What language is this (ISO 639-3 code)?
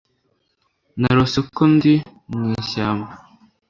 kin